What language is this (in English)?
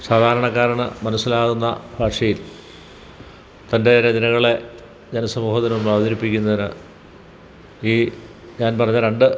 Malayalam